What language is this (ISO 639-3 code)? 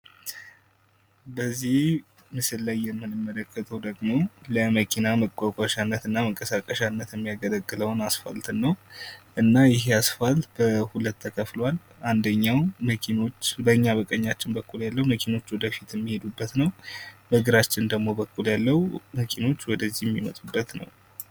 amh